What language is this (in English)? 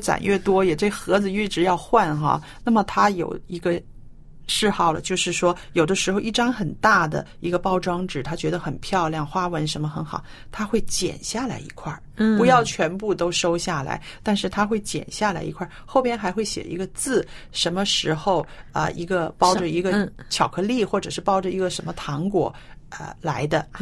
Chinese